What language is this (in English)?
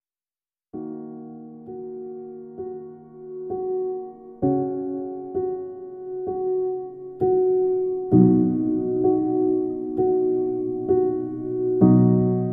Indonesian